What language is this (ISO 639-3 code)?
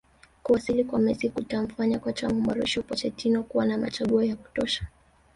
swa